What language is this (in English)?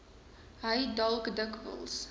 Afrikaans